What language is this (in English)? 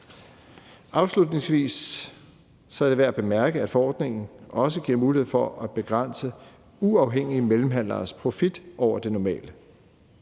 Danish